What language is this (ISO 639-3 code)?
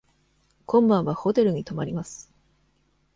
jpn